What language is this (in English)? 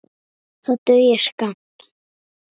Icelandic